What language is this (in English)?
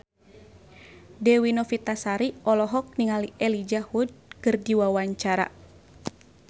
Sundanese